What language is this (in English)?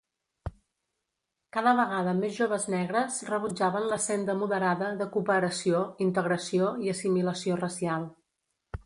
Catalan